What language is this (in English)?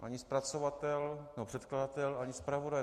Czech